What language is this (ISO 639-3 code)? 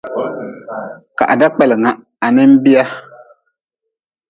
nmz